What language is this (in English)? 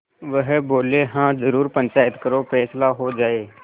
Hindi